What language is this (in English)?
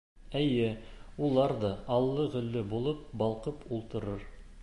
Bashkir